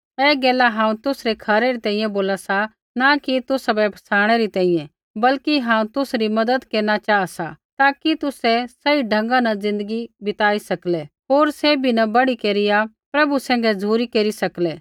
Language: Kullu Pahari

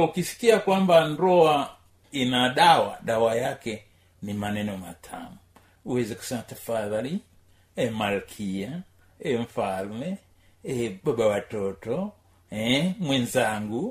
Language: Swahili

